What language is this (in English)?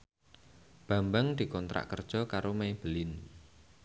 Javanese